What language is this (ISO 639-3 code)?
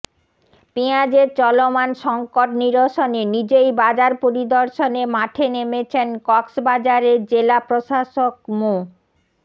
ben